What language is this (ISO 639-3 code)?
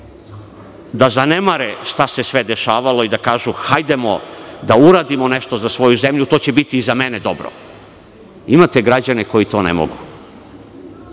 srp